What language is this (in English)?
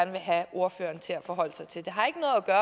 Danish